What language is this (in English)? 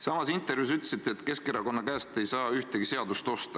Estonian